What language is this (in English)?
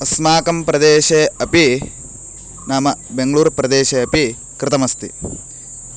Sanskrit